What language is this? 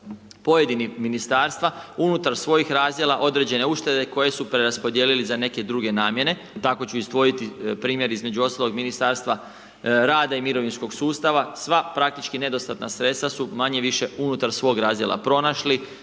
Croatian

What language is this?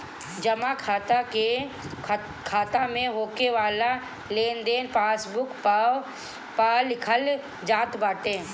Bhojpuri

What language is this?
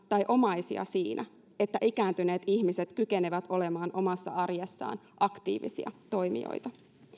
Finnish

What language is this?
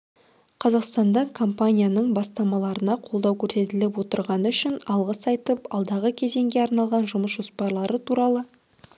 Kazakh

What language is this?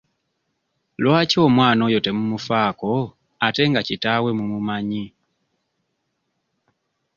Ganda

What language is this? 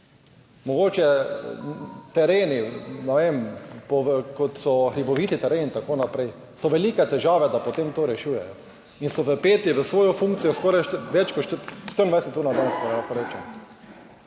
Slovenian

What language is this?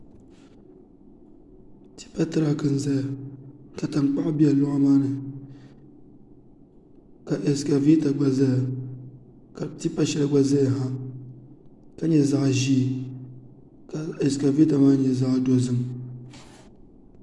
Dagbani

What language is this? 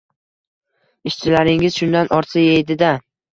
Uzbek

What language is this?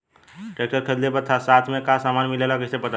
Bhojpuri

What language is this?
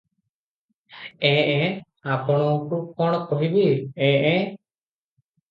Odia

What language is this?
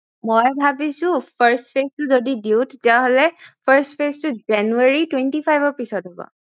Assamese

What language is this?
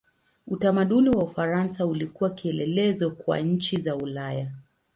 Swahili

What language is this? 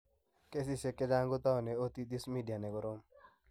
Kalenjin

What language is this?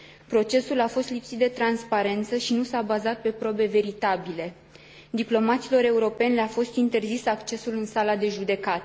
Romanian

